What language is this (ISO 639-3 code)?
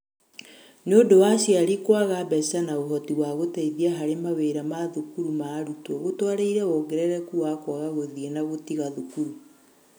kik